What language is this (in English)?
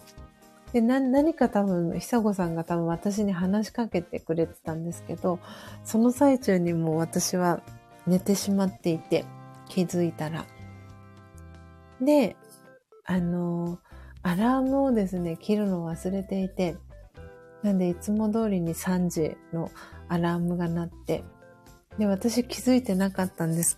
Japanese